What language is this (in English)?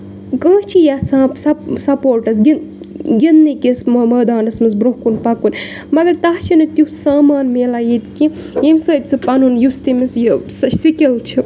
Kashmiri